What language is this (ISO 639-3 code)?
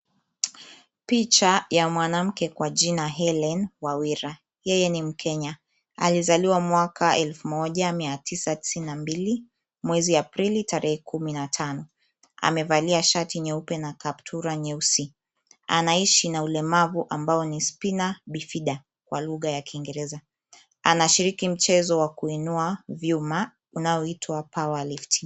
swa